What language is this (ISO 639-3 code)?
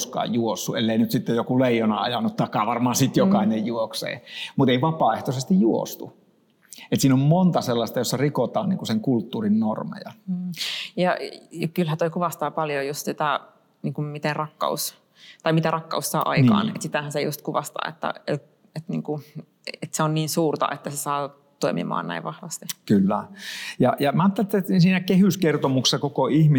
fin